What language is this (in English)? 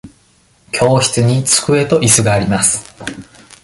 Japanese